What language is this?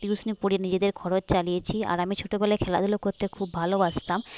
Bangla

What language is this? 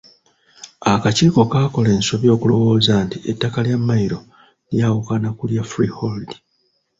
Ganda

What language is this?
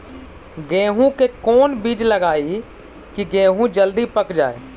Magahi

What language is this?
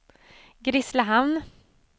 Swedish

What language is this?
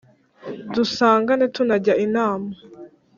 Kinyarwanda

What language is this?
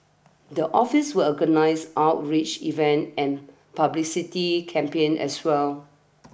English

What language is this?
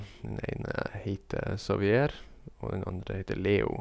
Norwegian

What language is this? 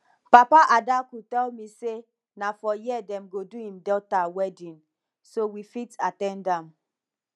Nigerian Pidgin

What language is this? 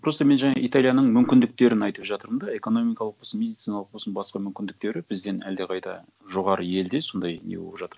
Kazakh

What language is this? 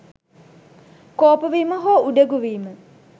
Sinhala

